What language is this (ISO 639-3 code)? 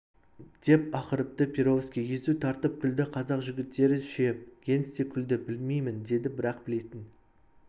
kaz